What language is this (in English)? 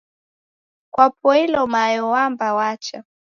Taita